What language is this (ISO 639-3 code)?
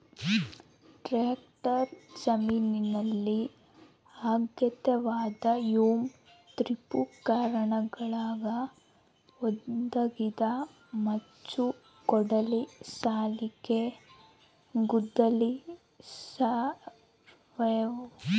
kan